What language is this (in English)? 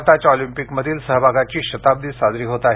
Marathi